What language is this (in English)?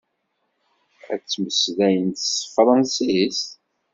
Kabyle